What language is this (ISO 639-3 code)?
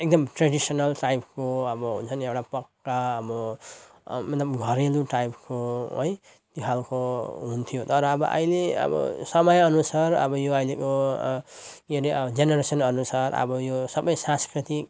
nep